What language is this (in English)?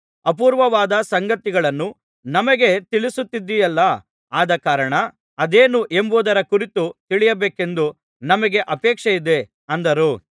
Kannada